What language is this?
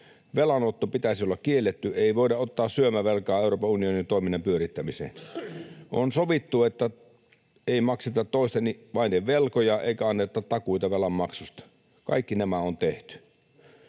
Finnish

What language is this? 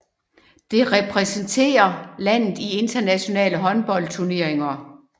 Danish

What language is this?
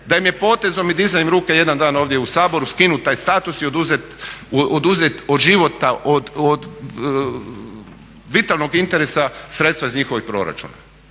Croatian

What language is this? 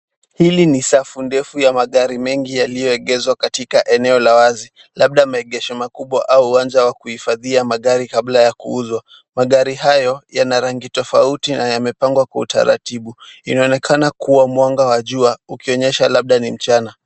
Swahili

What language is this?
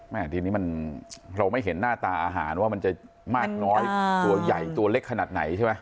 Thai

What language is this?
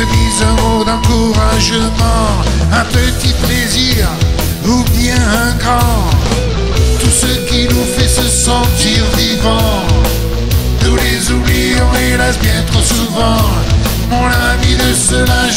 French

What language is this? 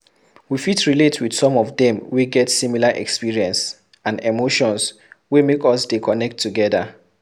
Nigerian Pidgin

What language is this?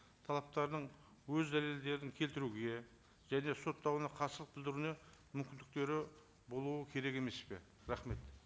Kazakh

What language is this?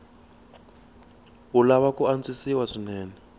Tsonga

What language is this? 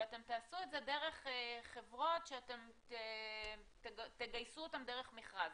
Hebrew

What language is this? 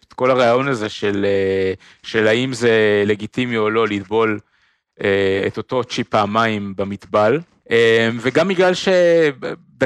Hebrew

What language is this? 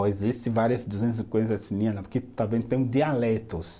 Portuguese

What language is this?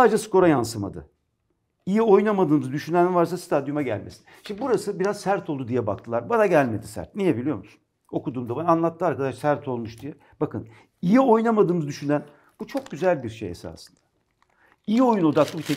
Turkish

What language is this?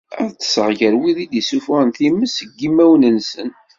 Kabyle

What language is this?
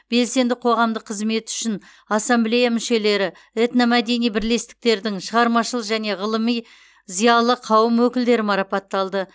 Kazakh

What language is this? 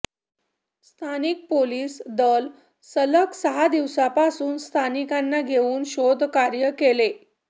Marathi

